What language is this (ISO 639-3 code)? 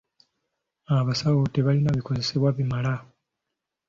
lug